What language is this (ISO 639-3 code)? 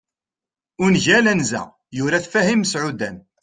kab